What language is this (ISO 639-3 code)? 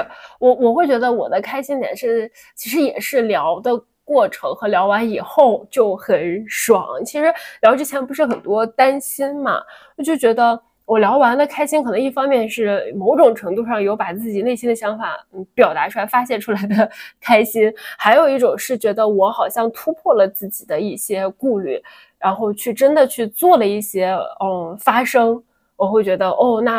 zho